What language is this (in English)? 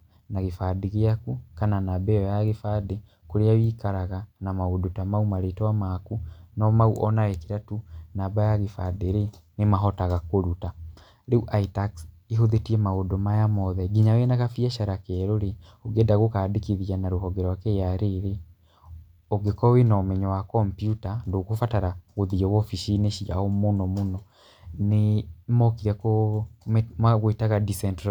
Kikuyu